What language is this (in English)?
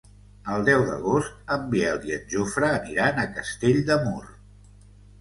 Catalan